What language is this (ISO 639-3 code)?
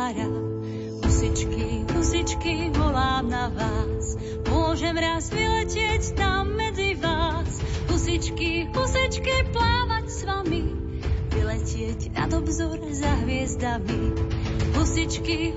slk